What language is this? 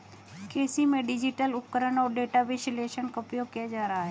Hindi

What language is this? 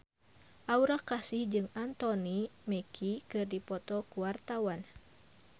Sundanese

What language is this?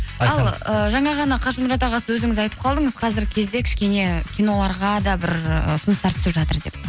Kazakh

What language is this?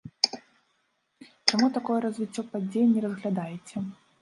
Belarusian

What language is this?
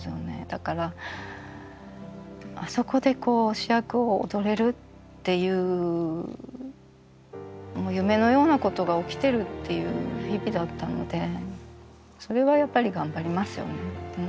Japanese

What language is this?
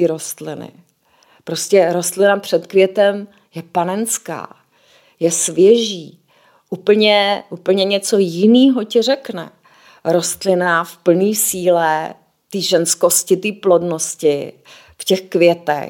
Czech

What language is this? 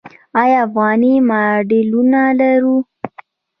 Pashto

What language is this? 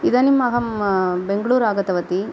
Sanskrit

